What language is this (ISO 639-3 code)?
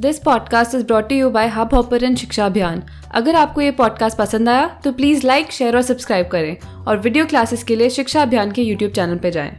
hin